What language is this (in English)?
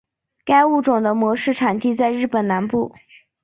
Chinese